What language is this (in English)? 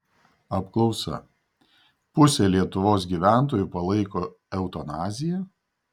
Lithuanian